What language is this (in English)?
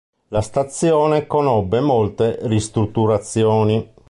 Italian